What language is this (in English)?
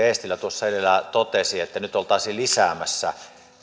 Finnish